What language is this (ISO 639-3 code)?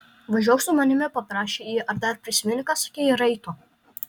lit